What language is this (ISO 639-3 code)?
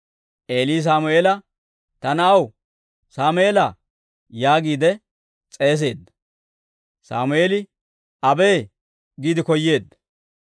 dwr